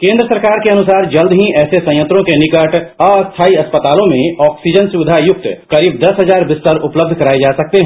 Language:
Hindi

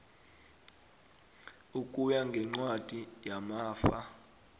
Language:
South Ndebele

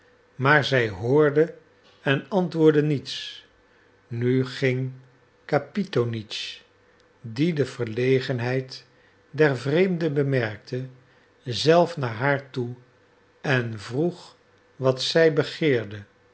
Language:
Dutch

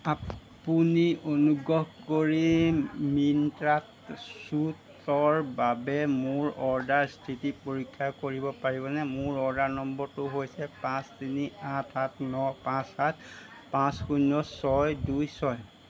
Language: Assamese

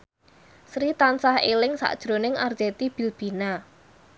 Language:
Javanese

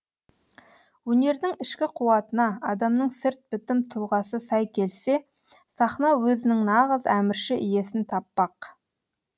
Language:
Kazakh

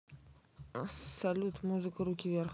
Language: Russian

